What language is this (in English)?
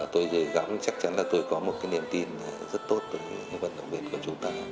Vietnamese